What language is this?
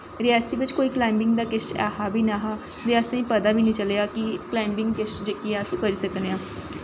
Dogri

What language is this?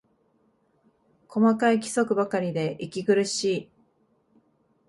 Japanese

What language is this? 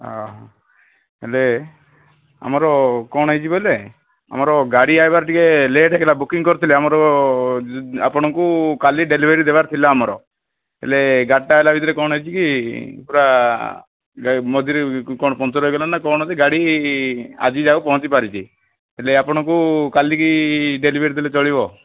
Odia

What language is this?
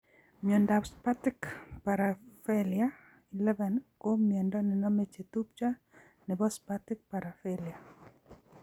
Kalenjin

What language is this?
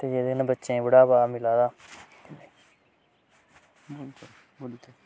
Dogri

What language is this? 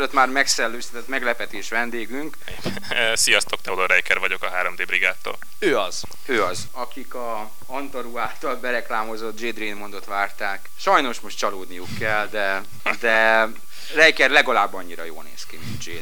Hungarian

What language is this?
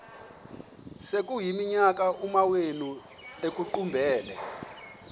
Xhosa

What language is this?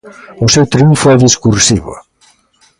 Galician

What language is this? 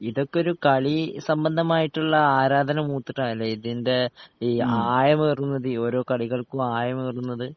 Malayalam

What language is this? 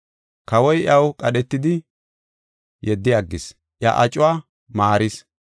Gofa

